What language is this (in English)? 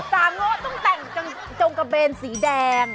Thai